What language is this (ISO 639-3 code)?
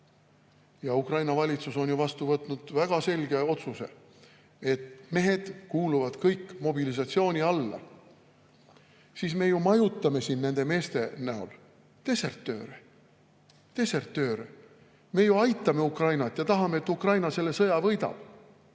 est